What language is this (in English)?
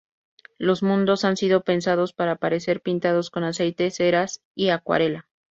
Spanish